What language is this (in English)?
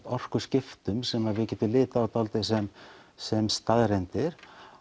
Icelandic